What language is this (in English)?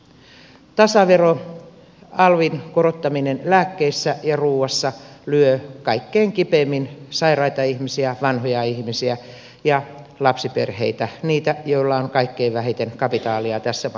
Finnish